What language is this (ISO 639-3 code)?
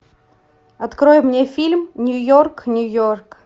rus